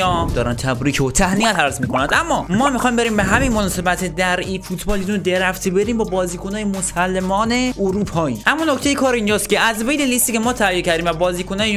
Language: Persian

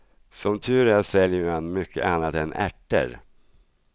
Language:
Swedish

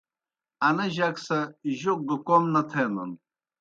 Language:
Kohistani Shina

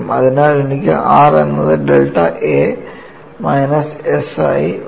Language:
Malayalam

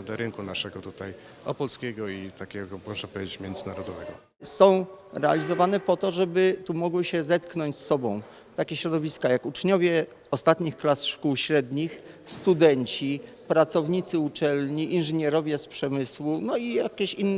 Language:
Polish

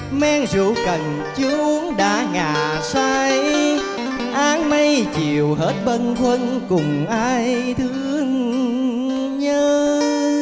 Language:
Vietnamese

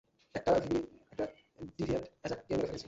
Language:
Bangla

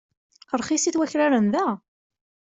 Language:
Kabyle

